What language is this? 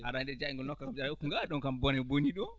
Fula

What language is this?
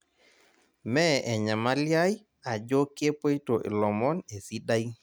Masai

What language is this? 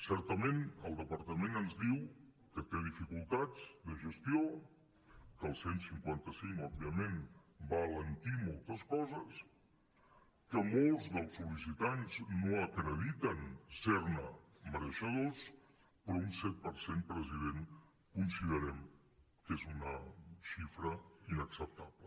Catalan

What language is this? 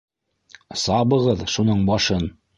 Bashkir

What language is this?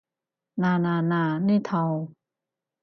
Cantonese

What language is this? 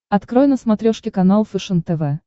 Russian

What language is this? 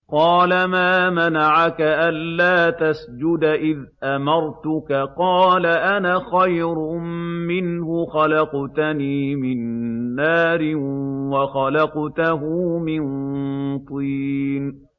Arabic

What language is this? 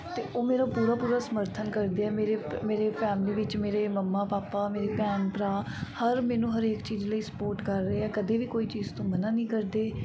Punjabi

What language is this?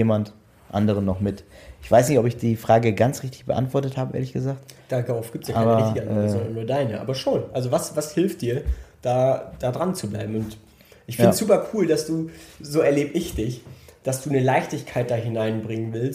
German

